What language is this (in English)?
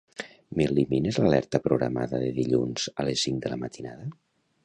Catalan